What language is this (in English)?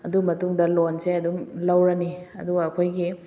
Manipuri